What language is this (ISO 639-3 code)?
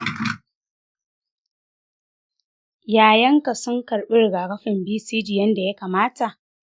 hau